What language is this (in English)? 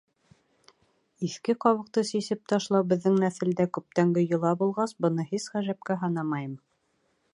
Bashkir